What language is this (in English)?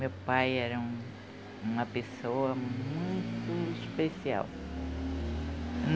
Portuguese